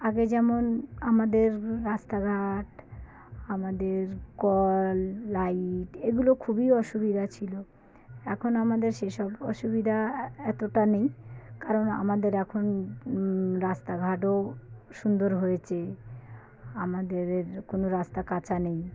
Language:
Bangla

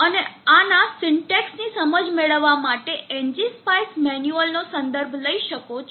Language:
Gujarati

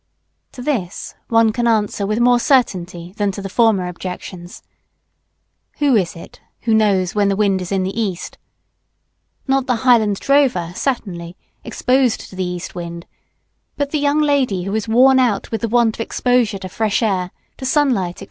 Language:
English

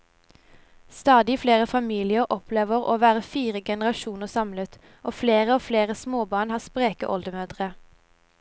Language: Norwegian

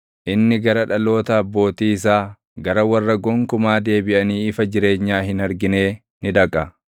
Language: Oromo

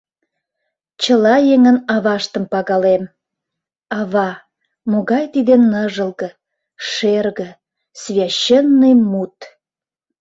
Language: Mari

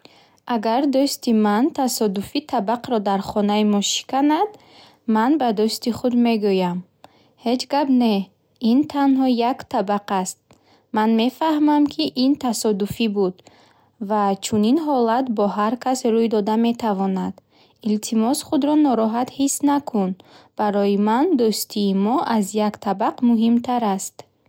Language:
Bukharic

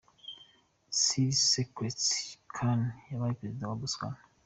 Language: Kinyarwanda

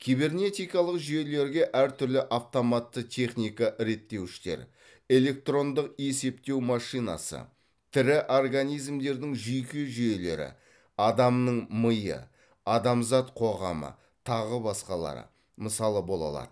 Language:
Kazakh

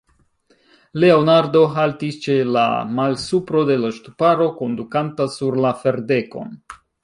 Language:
Esperanto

